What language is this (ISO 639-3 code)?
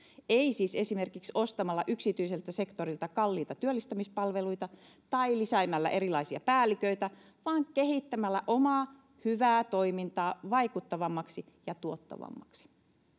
fin